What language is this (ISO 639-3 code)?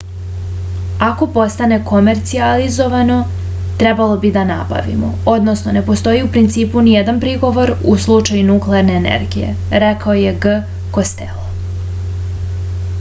srp